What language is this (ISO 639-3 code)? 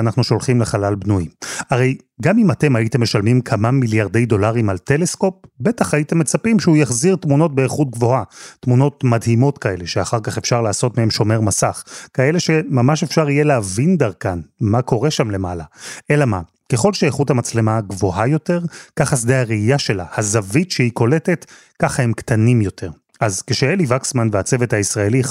heb